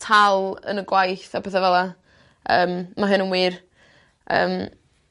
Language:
Welsh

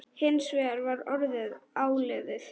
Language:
Icelandic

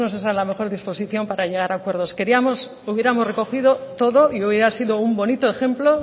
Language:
Spanish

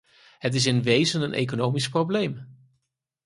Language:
Dutch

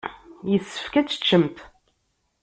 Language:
Kabyle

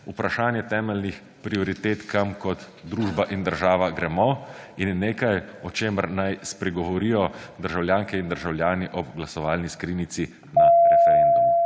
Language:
Slovenian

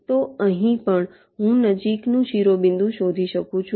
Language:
Gujarati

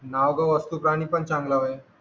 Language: Marathi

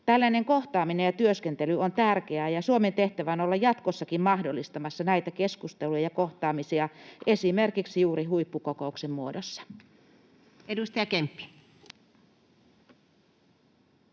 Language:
Finnish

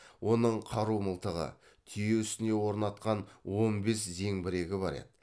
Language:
Kazakh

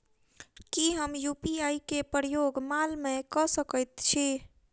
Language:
Maithili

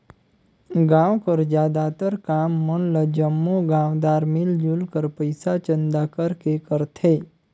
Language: Chhattisgarhi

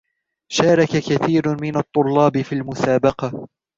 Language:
Arabic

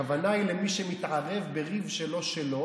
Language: Hebrew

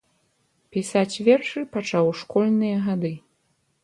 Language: Belarusian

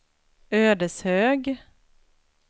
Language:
Swedish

